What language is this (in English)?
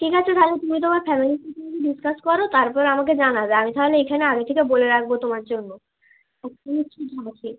Bangla